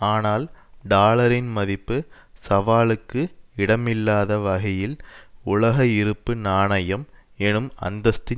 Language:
Tamil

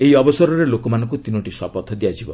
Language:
Odia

